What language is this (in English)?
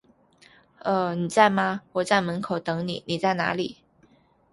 Chinese